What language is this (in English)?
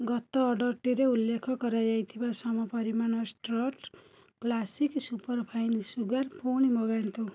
Odia